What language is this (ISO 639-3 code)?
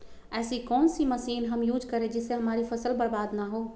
mag